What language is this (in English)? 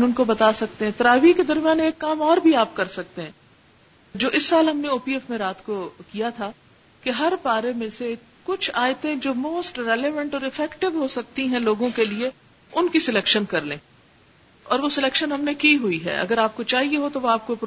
Urdu